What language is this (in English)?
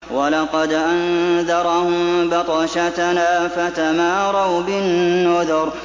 Arabic